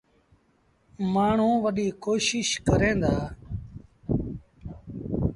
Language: Sindhi Bhil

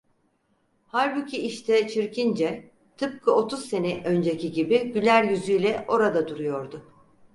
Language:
Turkish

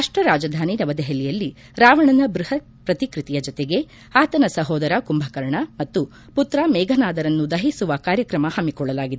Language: Kannada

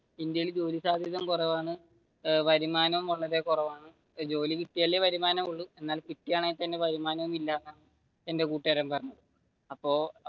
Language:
Malayalam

